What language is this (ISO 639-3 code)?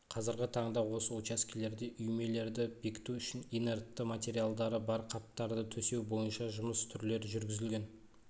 kaz